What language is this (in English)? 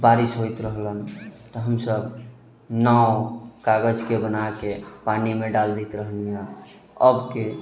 Maithili